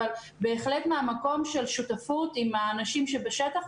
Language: Hebrew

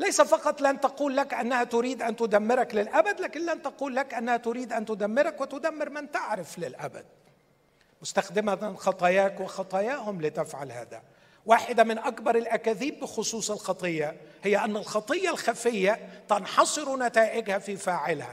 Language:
Arabic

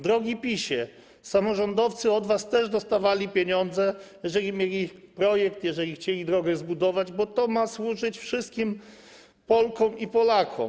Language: Polish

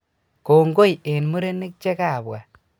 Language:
Kalenjin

